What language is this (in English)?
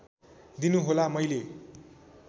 Nepali